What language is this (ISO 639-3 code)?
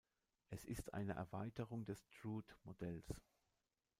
deu